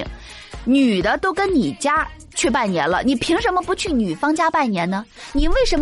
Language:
Chinese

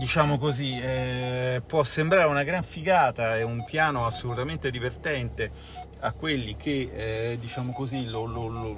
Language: Italian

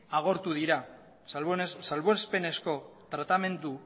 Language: Basque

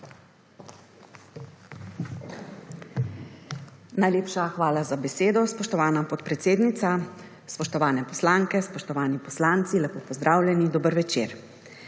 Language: Slovenian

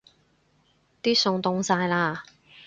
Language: Cantonese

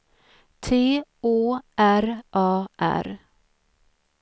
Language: Swedish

